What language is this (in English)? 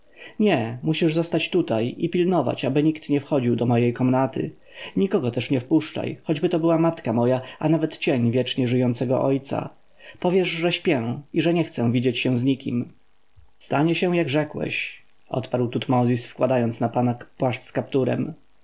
Polish